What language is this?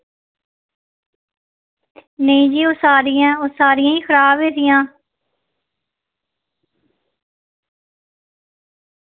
Dogri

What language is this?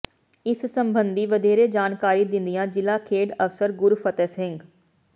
Punjabi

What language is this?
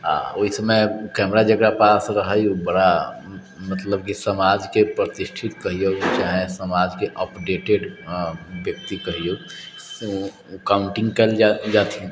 Maithili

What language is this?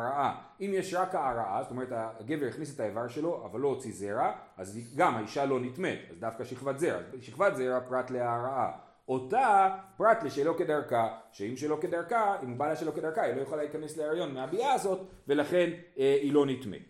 Hebrew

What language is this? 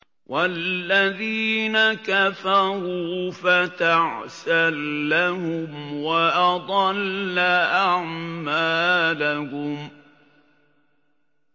Arabic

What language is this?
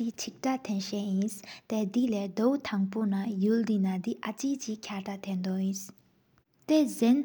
Sikkimese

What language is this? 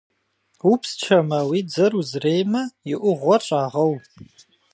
Kabardian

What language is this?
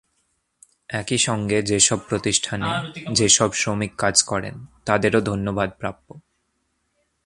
Bangla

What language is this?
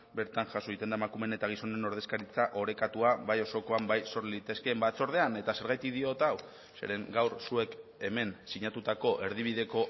Basque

